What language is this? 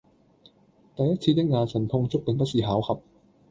Cantonese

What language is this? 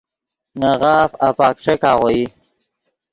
Yidgha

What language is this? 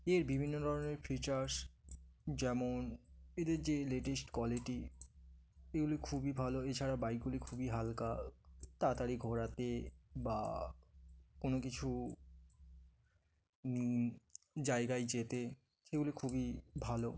Bangla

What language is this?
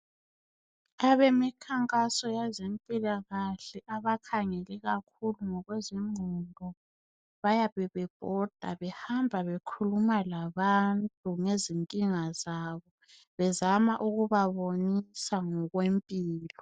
North Ndebele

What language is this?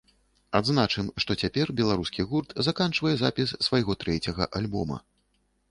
Belarusian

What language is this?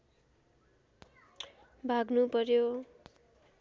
Nepali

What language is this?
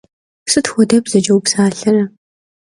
Kabardian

